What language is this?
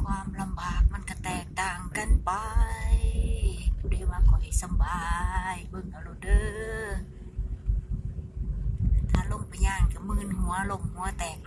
Thai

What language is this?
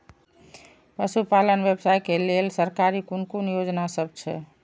Maithili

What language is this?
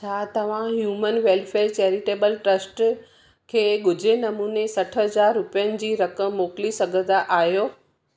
Sindhi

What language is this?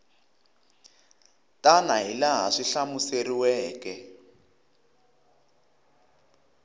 Tsonga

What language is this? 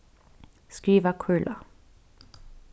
Faroese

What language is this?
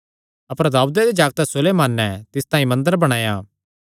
Kangri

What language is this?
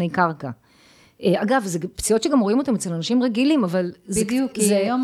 Hebrew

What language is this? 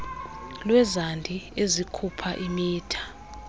Xhosa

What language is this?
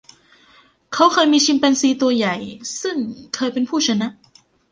Thai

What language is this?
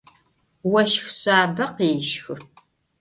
Adyghe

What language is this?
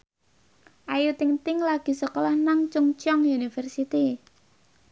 Javanese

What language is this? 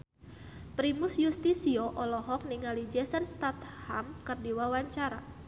Sundanese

